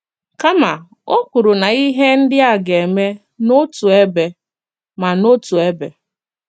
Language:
Igbo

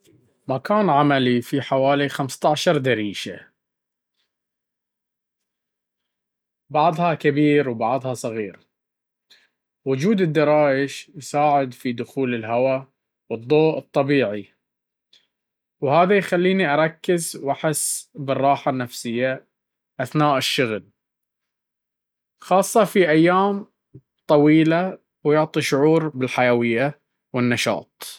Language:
Baharna Arabic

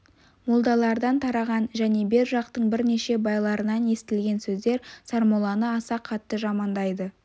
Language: Kazakh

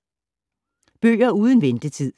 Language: Danish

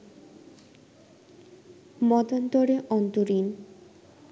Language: Bangla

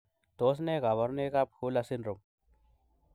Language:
Kalenjin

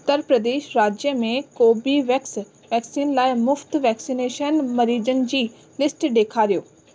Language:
Sindhi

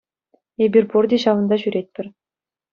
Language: Chuvash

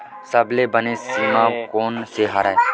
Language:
Chhattisgarhi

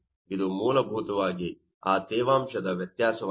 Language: Kannada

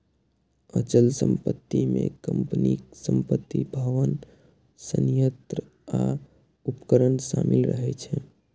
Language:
Maithili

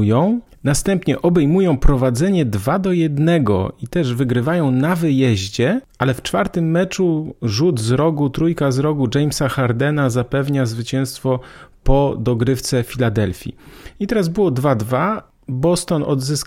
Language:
Polish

